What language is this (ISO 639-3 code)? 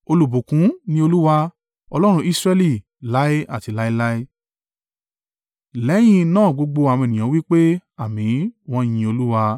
yor